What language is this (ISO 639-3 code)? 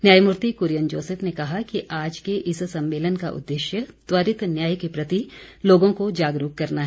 hin